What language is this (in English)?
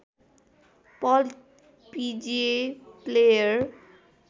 Nepali